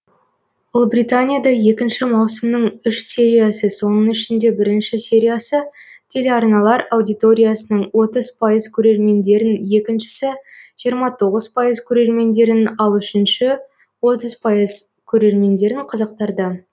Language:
Kazakh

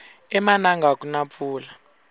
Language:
Tsonga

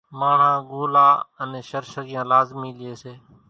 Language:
Kachi Koli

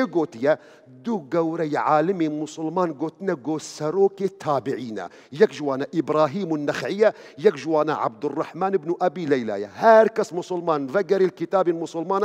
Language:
Arabic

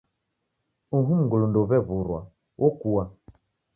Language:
Taita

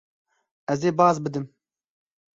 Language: Kurdish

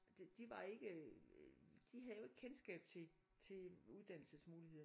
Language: Danish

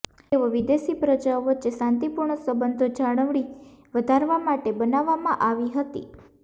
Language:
Gujarati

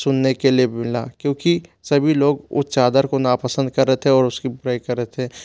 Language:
Hindi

